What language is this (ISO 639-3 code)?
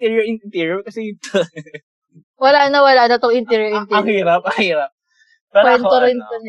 fil